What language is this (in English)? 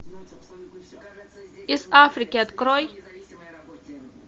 Russian